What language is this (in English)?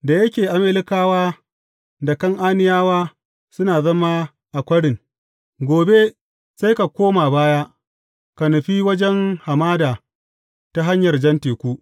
Hausa